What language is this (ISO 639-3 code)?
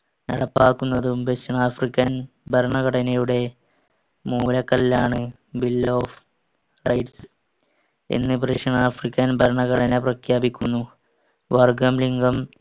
mal